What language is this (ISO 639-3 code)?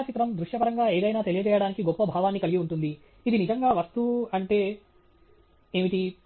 tel